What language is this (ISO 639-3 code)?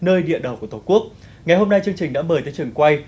vie